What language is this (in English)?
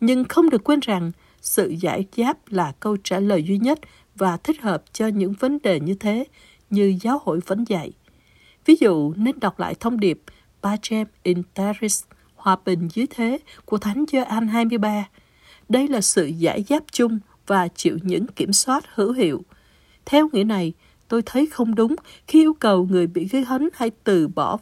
Vietnamese